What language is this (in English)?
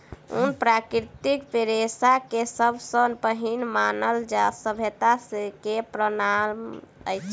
Maithili